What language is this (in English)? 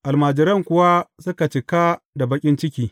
Hausa